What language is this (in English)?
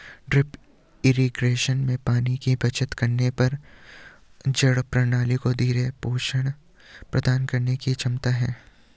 Hindi